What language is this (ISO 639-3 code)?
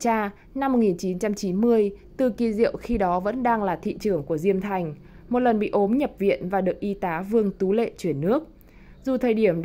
vie